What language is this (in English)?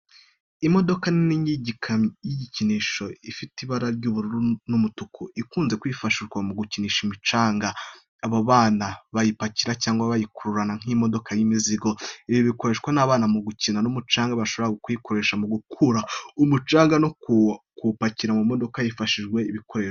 Kinyarwanda